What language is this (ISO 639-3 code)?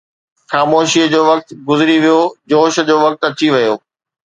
snd